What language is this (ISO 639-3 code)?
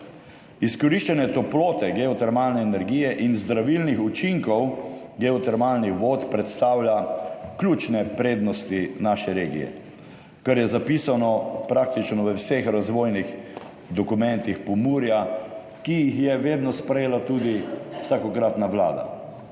slv